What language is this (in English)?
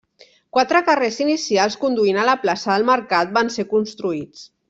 Catalan